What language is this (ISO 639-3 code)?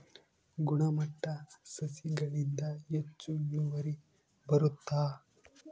kan